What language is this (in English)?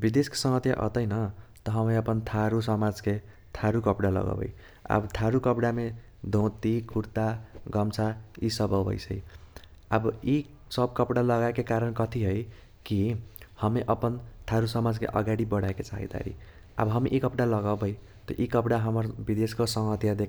Kochila Tharu